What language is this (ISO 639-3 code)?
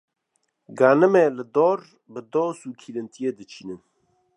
kur